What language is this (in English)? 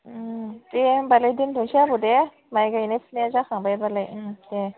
Bodo